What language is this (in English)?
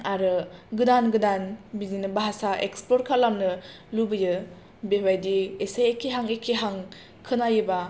Bodo